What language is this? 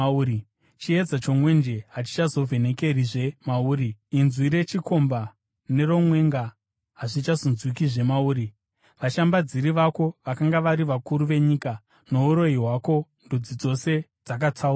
Shona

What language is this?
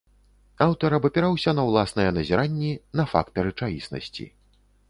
Belarusian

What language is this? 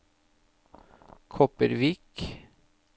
Norwegian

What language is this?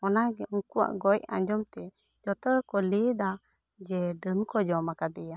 Santali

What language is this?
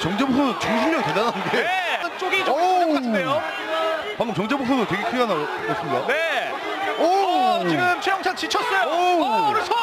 Korean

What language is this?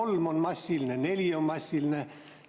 Estonian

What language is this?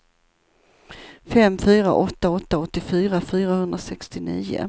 Swedish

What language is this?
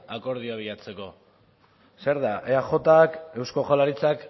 Basque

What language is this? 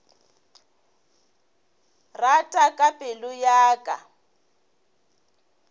Northern Sotho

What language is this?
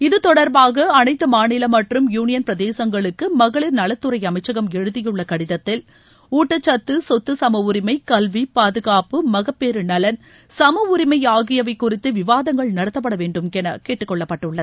Tamil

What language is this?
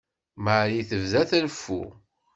Kabyle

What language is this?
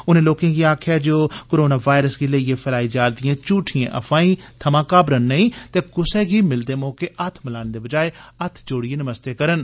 Dogri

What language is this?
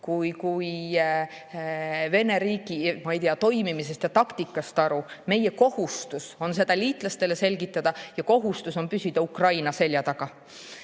Estonian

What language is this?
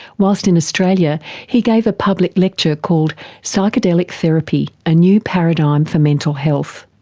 English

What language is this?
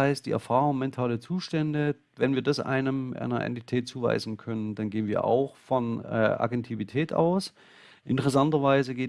German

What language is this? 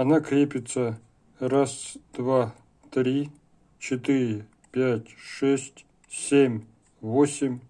Russian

